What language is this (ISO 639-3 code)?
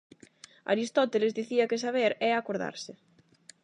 glg